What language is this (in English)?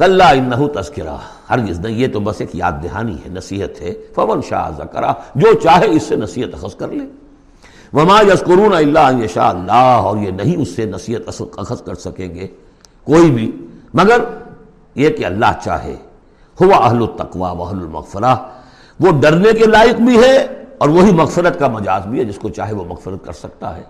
Urdu